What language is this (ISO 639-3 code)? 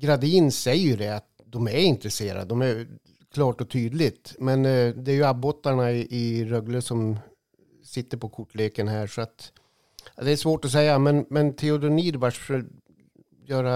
swe